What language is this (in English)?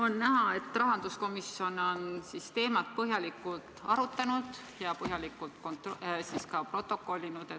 Estonian